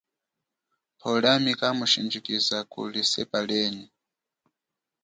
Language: Chokwe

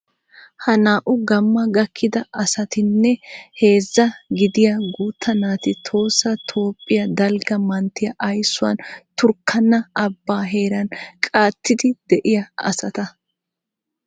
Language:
Wolaytta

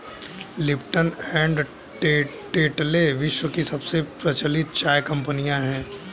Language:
Hindi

